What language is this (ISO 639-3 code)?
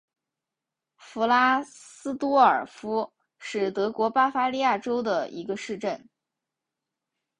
zho